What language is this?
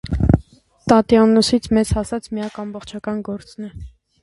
Armenian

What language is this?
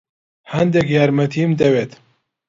Central Kurdish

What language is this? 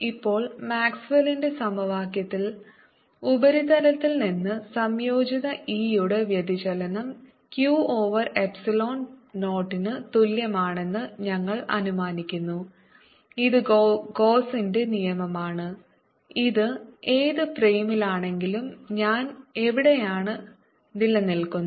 Malayalam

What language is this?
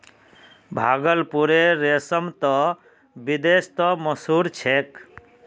Magahi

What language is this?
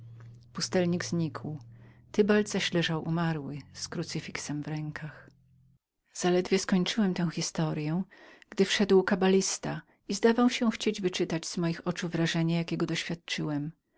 Polish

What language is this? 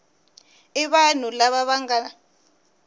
Tsonga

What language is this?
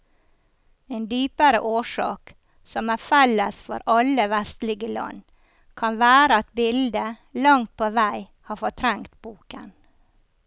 Norwegian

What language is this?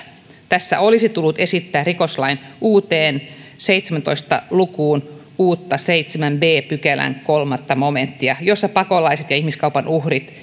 Finnish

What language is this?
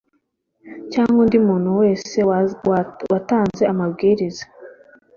Kinyarwanda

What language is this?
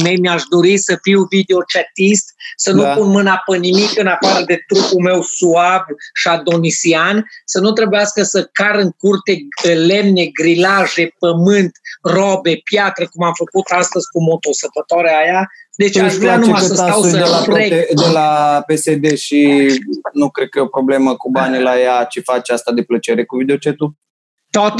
Romanian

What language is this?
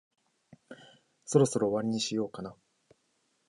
Japanese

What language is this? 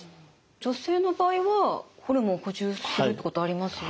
Japanese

